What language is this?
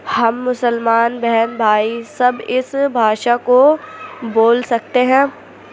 Urdu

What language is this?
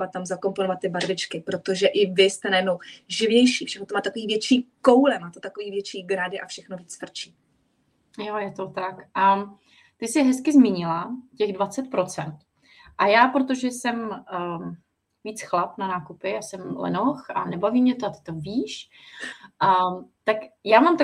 Czech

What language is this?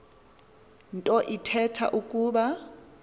Xhosa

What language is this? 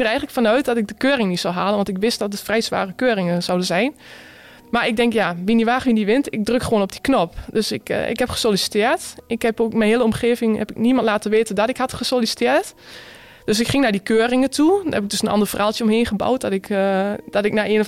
Dutch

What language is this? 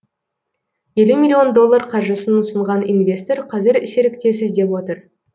Kazakh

